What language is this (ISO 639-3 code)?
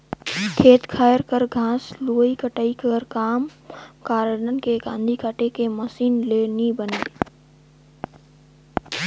hne